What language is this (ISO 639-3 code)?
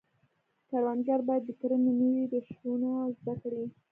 pus